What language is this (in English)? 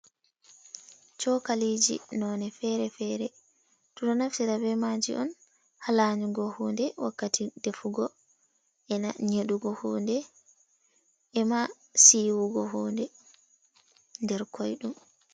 Fula